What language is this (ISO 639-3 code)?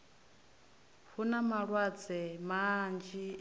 ven